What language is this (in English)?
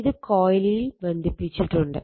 Malayalam